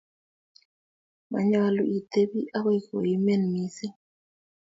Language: Kalenjin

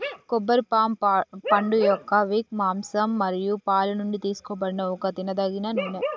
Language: Telugu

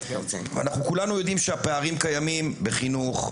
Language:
Hebrew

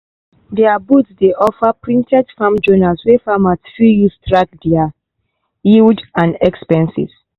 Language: Nigerian Pidgin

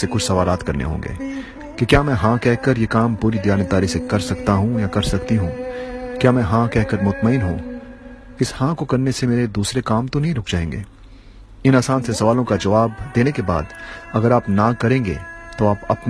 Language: Urdu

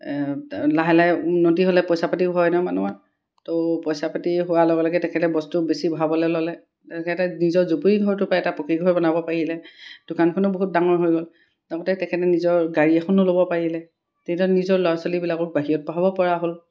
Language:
Assamese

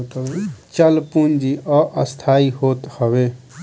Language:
Bhojpuri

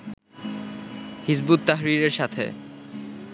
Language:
Bangla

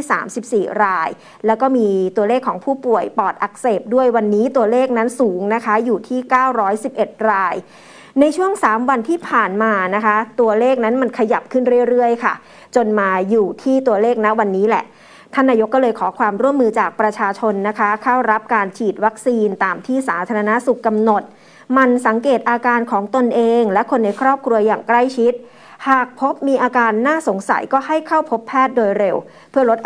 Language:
Thai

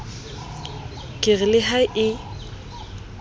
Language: Southern Sotho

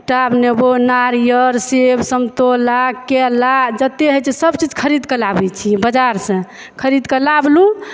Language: Maithili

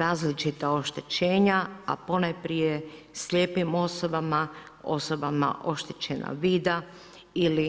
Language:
Croatian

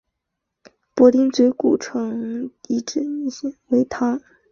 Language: Chinese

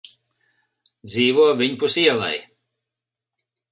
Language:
Latvian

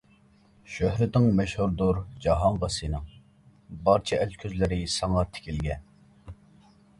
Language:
Uyghur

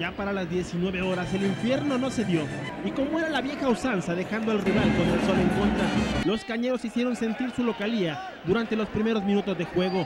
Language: Spanish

